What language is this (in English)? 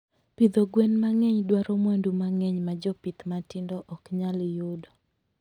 Luo (Kenya and Tanzania)